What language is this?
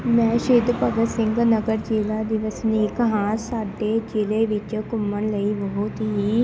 Punjabi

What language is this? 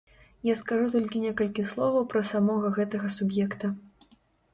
Belarusian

